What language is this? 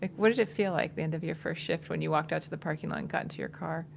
English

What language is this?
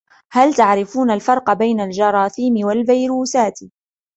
Arabic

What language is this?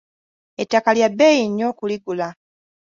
Ganda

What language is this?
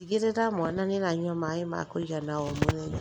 Kikuyu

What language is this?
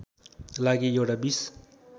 Nepali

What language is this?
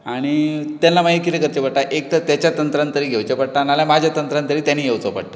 Konkani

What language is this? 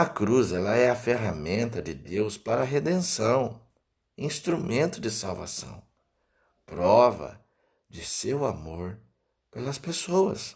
Portuguese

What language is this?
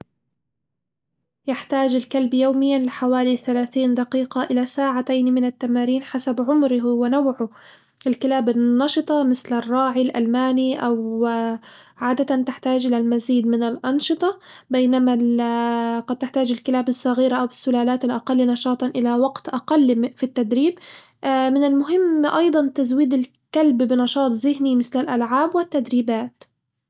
Hijazi Arabic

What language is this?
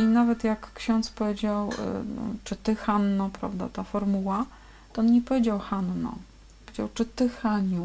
Polish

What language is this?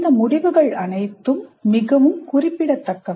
Tamil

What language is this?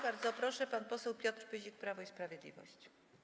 Polish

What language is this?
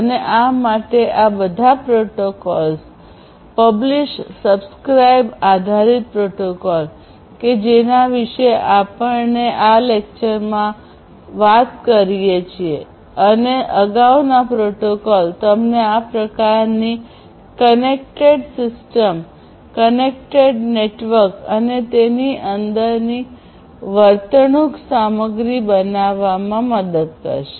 Gujarati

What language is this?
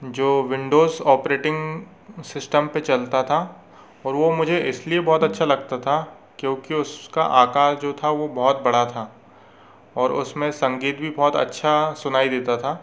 Hindi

